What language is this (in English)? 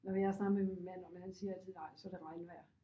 Danish